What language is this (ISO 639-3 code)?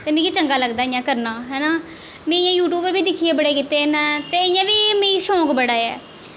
doi